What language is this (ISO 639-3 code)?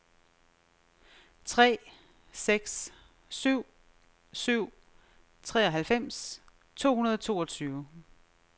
dan